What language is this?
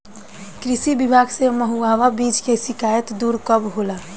Bhojpuri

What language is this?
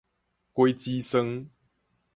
Min Nan Chinese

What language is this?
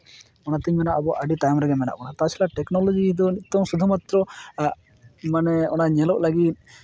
Santali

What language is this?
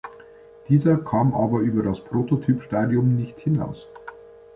German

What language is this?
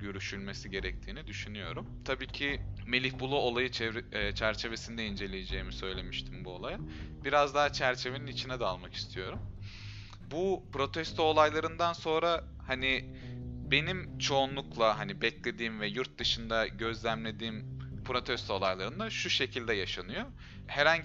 Turkish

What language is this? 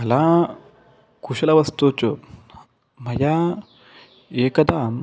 Sanskrit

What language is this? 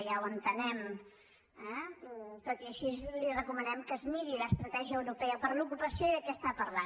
Catalan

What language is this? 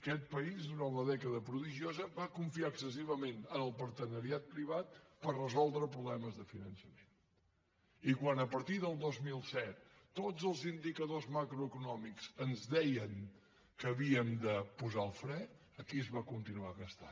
Catalan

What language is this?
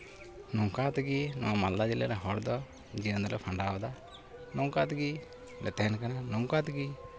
Santali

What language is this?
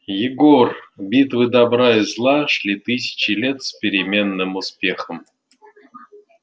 Russian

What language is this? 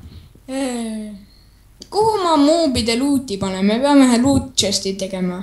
Finnish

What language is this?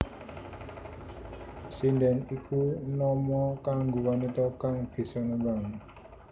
Javanese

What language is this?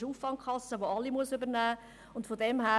Swiss German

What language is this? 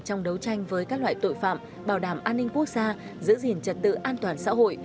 Vietnamese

